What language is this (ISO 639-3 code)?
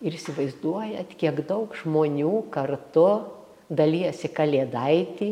lit